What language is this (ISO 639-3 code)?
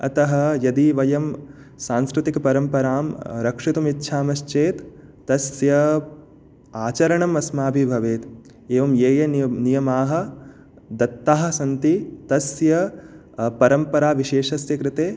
san